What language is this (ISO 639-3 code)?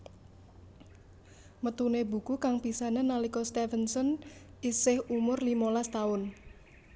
jav